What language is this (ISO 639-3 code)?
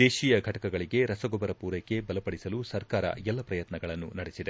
kan